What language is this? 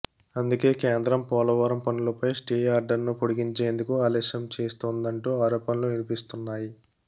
Telugu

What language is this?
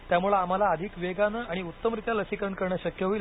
Marathi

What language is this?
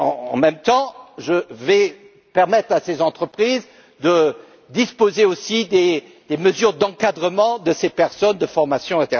French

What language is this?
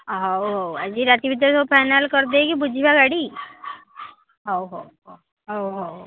Odia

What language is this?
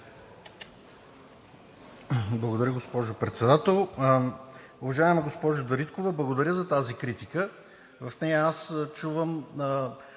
Bulgarian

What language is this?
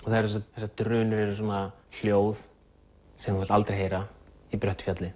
Icelandic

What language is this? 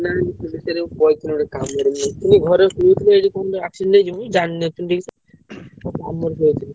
Odia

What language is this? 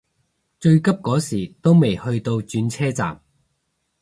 Cantonese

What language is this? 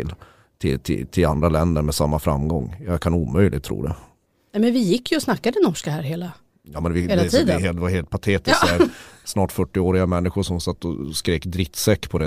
Swedish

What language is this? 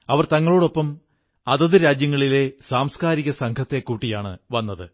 Malayalam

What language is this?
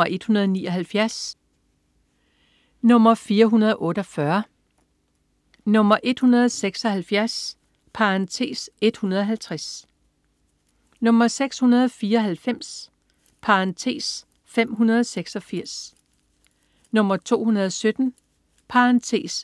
Danish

